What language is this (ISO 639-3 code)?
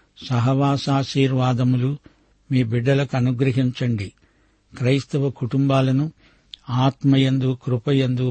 tel